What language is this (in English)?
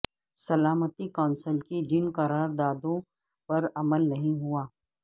Urdu